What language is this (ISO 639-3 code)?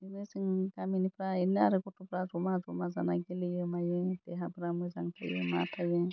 brx